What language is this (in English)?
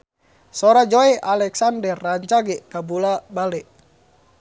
Sundanese